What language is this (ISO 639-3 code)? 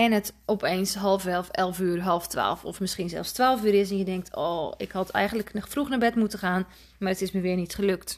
nld